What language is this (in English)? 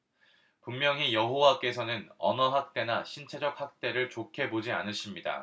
Korean